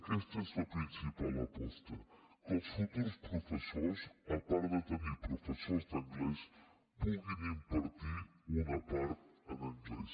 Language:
Catalan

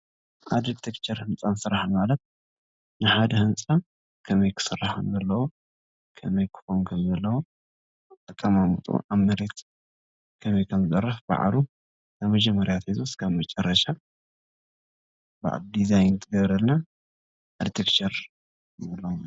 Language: Tigrinya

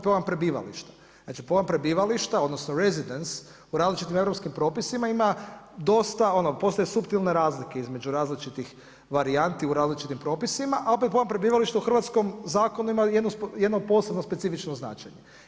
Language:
Croatian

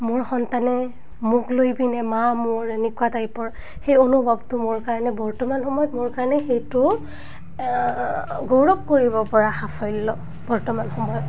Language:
Assamese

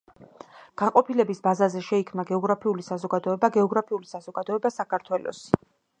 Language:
Georgian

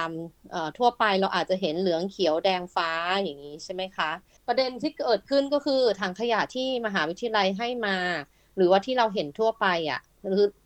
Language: Thai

